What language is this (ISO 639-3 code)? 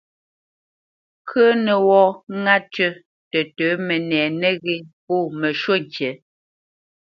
bce